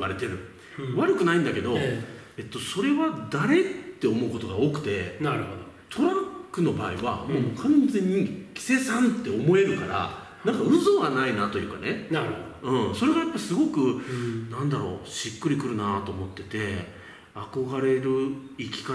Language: Japanese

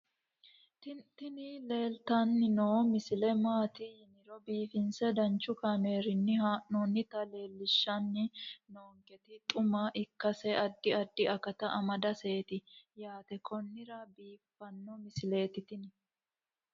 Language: Sidamo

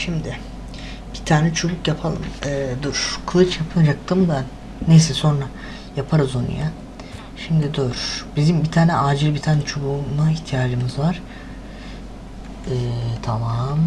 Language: Turkish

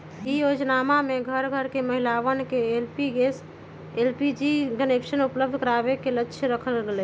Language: Magahi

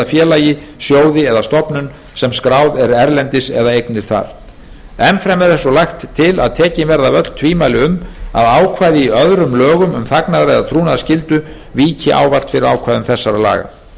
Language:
Icelandic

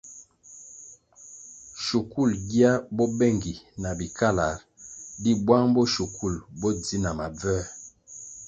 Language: Kwasio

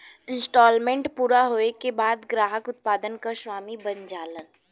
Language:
Bhojpuri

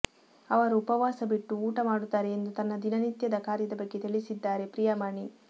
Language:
Kannada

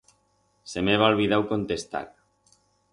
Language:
Aragonese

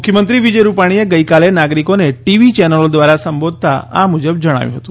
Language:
Gujarati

